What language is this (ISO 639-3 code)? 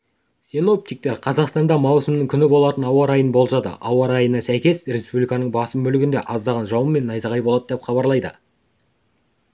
kaz